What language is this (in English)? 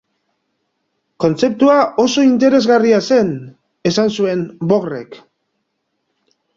Basque